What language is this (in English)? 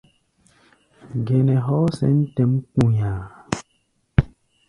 Gbaya